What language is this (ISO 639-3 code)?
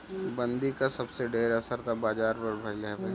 bho